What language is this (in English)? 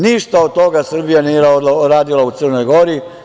Serbian